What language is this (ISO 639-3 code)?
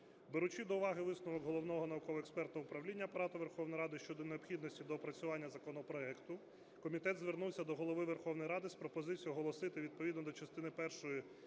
ukr